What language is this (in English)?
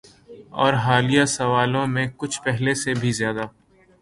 Urdu